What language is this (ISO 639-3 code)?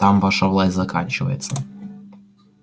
rus